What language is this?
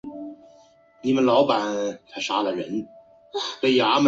Chinese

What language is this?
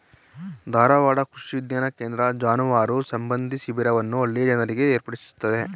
Kannada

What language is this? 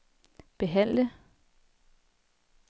Danish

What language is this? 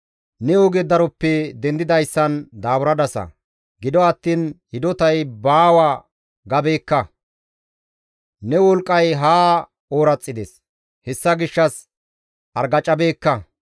Gamo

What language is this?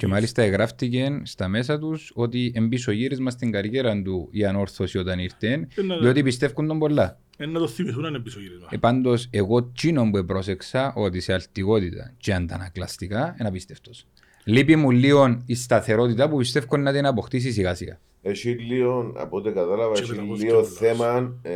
Greek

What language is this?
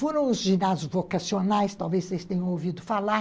Portuguese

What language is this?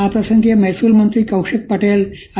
Gujarati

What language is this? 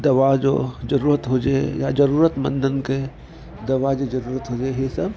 Sindhi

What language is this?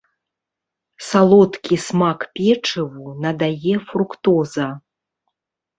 Belarusian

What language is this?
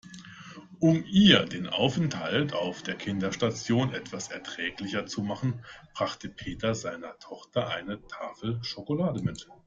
German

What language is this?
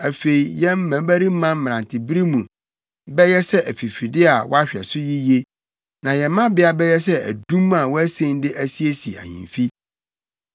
Akan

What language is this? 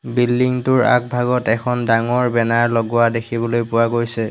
Assamese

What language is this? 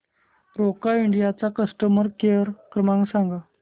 Marathi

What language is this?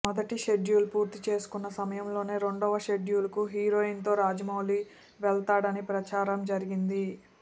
Telugu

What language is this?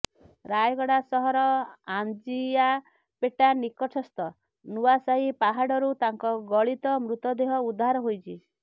Odia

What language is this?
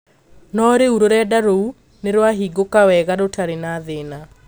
Kikuyu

